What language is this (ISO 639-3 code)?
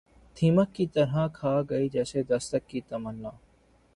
urd